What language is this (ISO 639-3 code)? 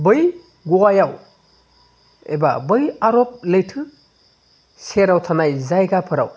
brx